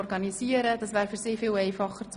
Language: Swiss German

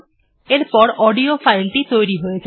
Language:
Bangla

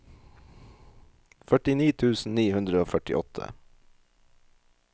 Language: Norwegian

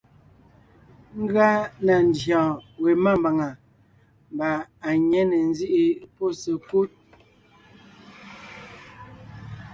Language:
Ngiemboon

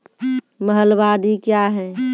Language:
Maithili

